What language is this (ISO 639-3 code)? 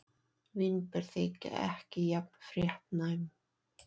isl